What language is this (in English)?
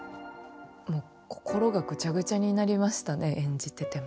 Japanese